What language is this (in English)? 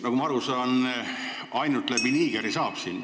Estonian